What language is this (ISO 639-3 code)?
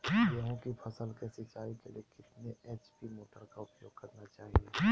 mag